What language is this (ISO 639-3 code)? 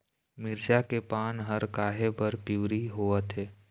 hne